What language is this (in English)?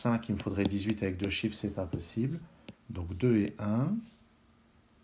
French